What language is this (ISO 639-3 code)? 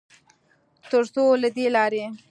pus